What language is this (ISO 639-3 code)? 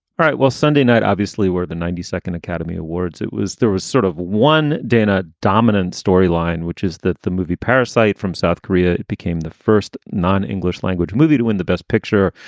eng